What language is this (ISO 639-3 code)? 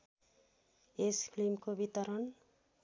nep